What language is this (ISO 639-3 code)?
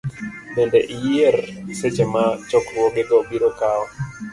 luo